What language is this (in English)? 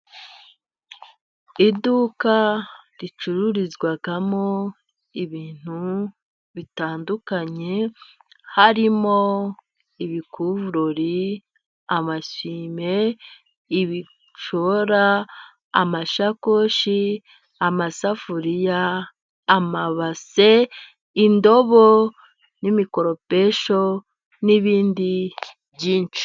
Kinyarwanda